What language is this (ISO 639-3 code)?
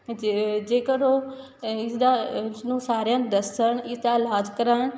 pan